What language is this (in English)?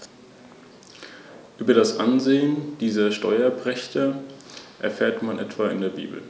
German